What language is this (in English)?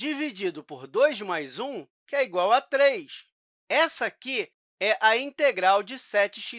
Portuguese